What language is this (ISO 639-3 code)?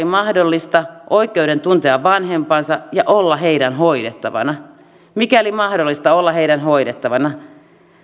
fin